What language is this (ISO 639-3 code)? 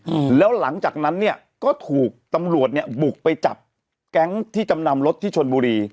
tha